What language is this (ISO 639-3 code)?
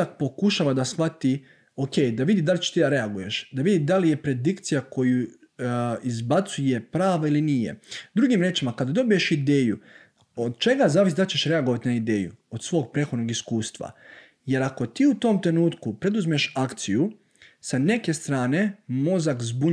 hrv